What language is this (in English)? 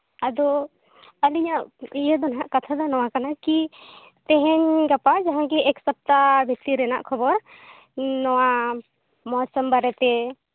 Santali